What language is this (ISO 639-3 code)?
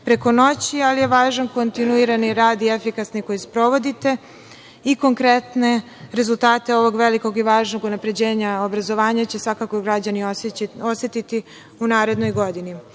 srp